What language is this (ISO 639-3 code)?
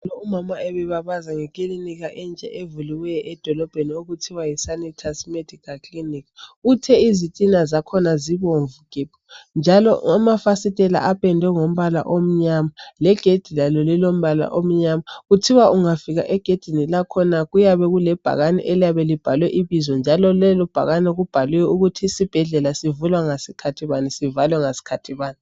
nde